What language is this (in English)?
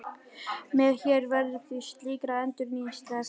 Icelandic